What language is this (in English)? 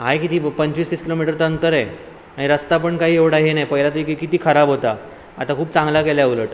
Marathi